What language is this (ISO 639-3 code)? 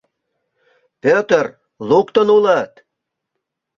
chm